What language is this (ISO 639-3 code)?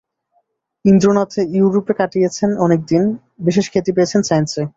ben